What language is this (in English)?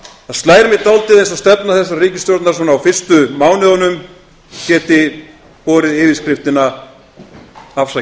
Icelandic